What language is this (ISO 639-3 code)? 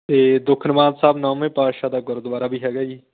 pan